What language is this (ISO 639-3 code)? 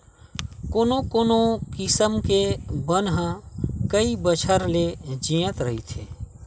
hne